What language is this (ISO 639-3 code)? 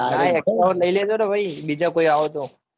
guj